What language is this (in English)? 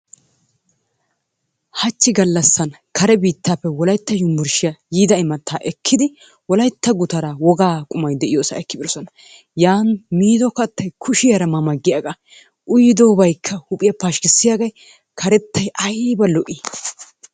Wolaytta